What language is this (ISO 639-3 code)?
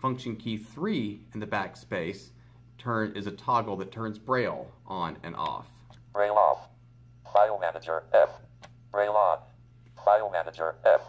eng